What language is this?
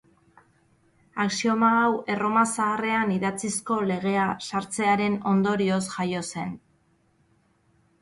Basque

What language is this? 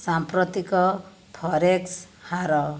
Odia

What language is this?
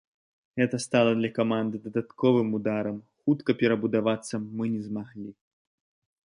Belarusian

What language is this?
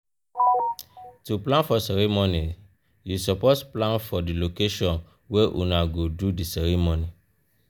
Nigerian Pidgin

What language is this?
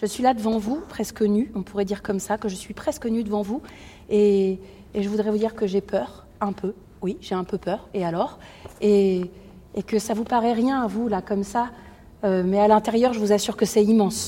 French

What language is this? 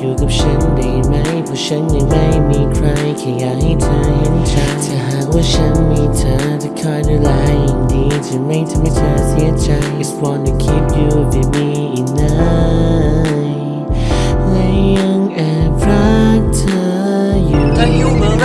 Thai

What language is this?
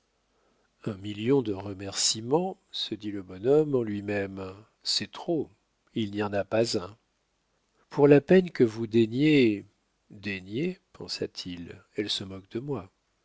French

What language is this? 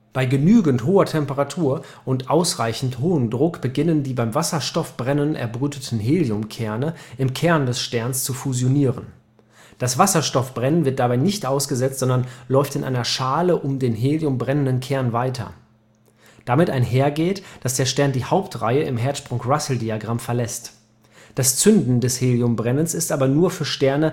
German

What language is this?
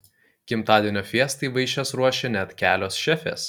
Lithuanian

